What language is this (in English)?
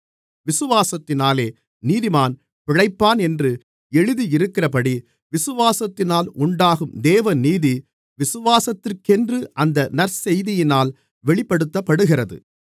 Tamil